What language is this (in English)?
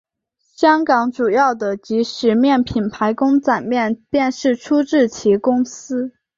Chinese